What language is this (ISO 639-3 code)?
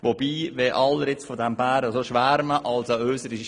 gsw